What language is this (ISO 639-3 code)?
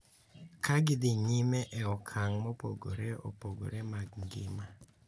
luo